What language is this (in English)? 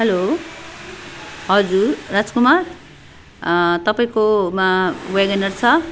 Nepali